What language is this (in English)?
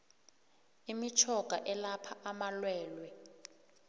South Ndebele